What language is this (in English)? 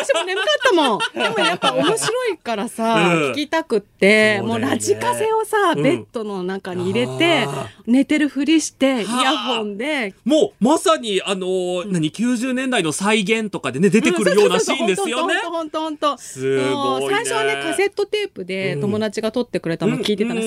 Japanese